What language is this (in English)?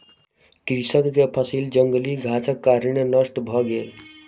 Maithili